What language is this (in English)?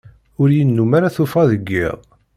Kabyle